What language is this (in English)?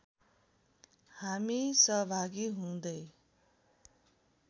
Nepali